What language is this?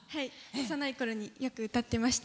Japanese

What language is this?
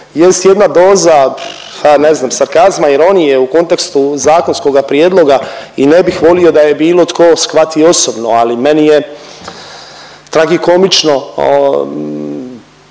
Croatian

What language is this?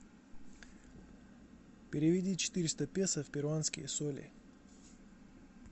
Russian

